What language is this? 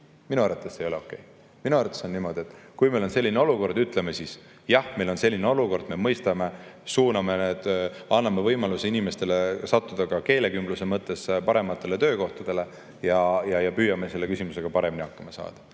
Estonian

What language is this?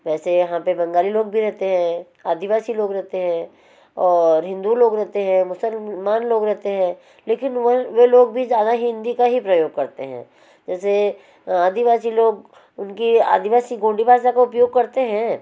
Hindi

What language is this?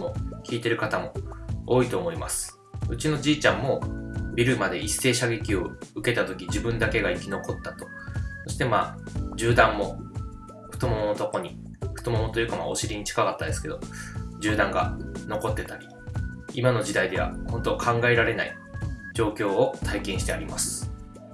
Japanese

